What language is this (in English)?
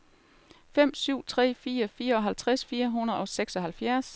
Danish